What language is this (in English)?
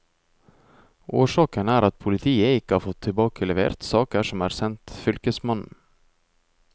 Norwegian